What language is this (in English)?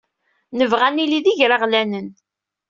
Kabyle